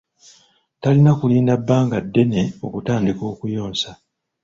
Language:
Ganda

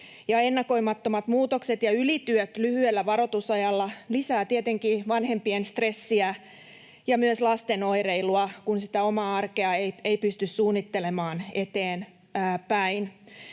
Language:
Finnish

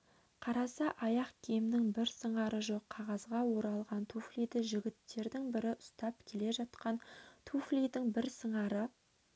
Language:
Kazakh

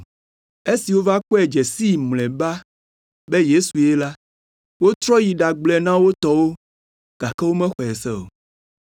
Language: Ewe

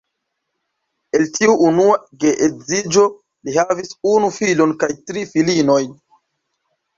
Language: Esperanto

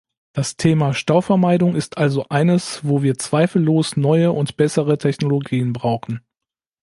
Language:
German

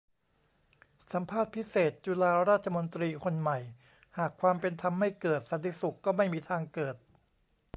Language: Thai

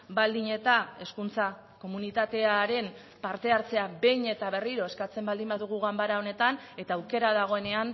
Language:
Basque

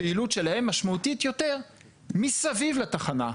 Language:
Hebrew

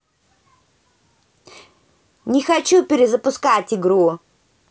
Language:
Russian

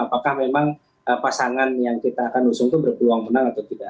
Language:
Indonesian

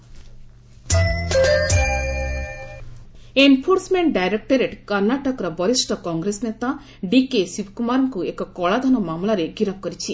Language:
Odia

